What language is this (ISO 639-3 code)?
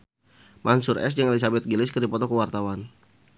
sun